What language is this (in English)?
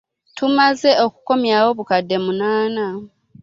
Ganda